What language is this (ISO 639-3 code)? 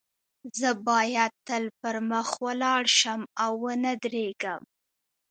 pus